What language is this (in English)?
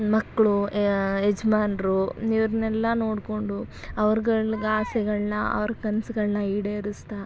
Kannada